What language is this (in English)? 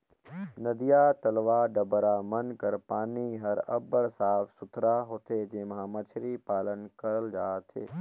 Chhattisgarhi